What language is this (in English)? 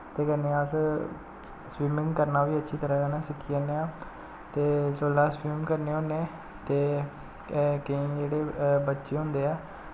Dogri